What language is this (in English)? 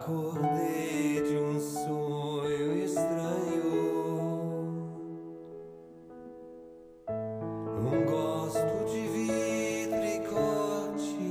Portuguese